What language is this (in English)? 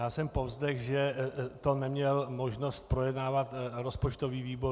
Czech